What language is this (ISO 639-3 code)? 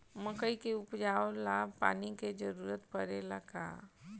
bho